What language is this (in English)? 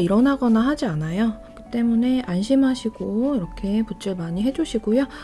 Korean